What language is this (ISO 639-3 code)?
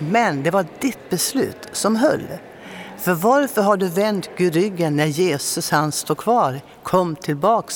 swe